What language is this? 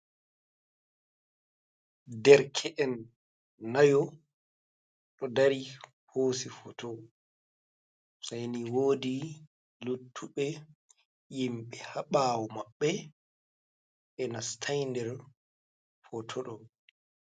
Fula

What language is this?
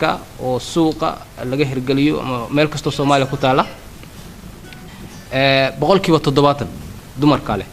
Arabic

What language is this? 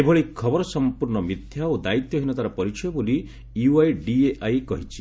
Odia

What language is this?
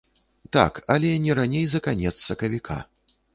Belarusian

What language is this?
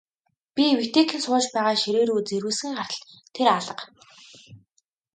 Mongolian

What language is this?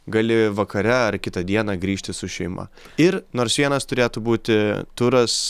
Lithuanian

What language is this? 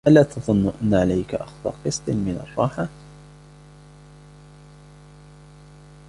Arabic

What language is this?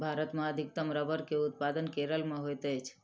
Maithili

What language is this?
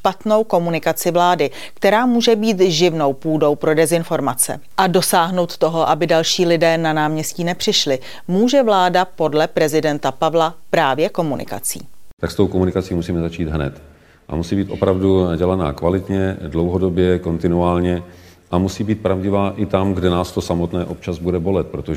Czech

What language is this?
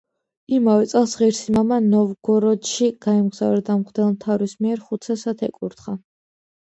Georgian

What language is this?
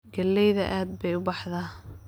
Somali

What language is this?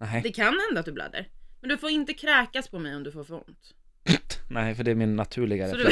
Swedish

